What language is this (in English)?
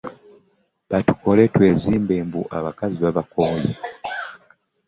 Ganda